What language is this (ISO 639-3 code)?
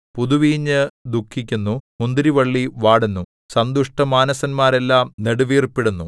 mal